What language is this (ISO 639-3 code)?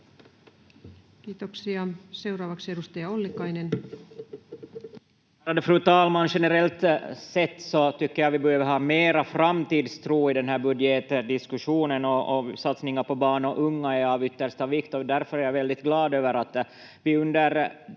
fin